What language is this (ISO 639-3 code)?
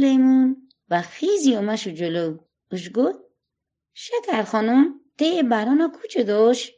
fas